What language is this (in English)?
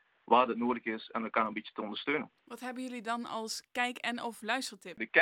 Dutch